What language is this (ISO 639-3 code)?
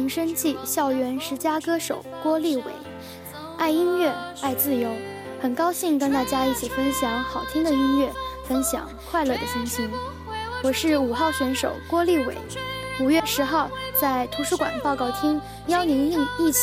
zho